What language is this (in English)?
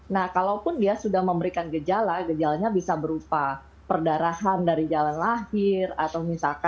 Indonesian